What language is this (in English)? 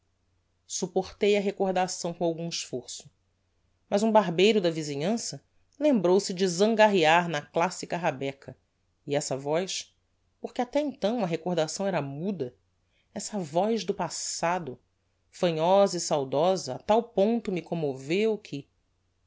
Portuguese